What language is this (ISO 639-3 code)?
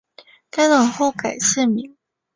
zho